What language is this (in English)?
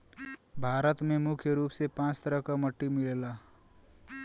Bhojpuri